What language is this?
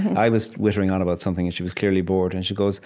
English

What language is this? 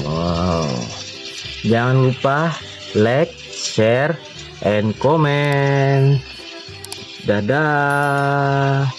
Indonesian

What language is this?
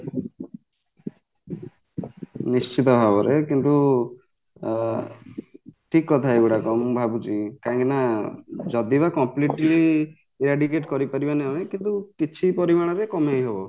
Odia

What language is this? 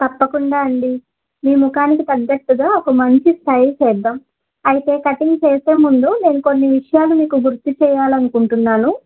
Telugu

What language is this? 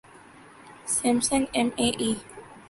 Urdu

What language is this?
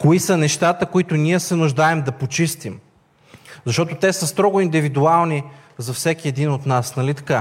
Bulgarian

